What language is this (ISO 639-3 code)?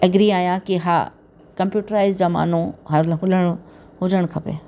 snd